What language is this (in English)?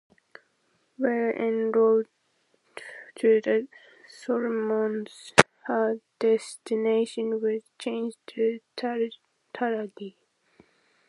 English